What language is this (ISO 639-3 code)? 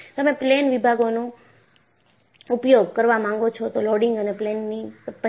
guj